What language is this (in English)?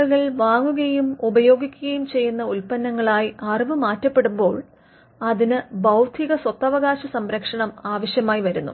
Malayalam